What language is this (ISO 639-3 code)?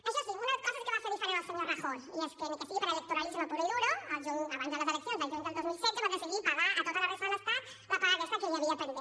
cat